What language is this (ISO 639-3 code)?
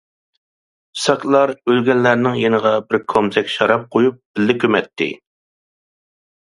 uig